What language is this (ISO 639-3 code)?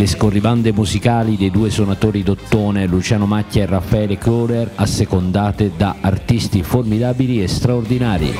ita